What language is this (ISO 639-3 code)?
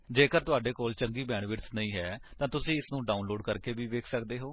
pan